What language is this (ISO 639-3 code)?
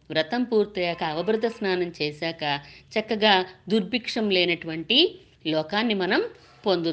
tel